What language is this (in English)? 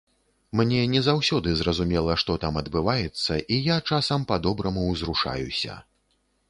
Belarusian